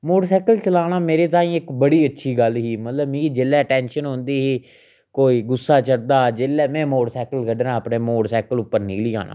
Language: Dogri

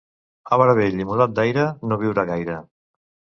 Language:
Catalan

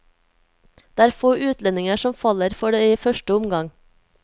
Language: Norwegian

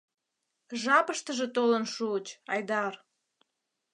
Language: Mari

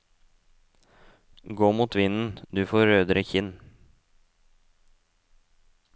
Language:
Norwegian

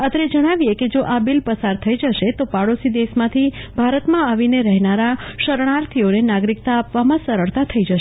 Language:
Gujarati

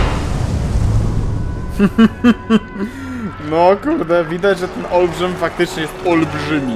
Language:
Polish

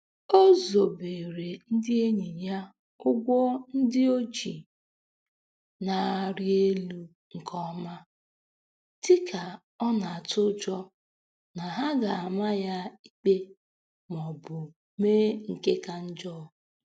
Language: Igbo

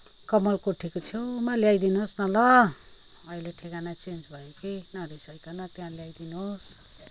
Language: Nepali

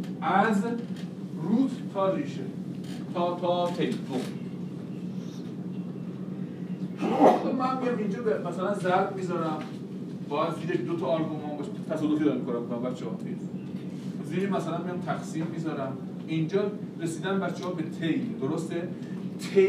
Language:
Persian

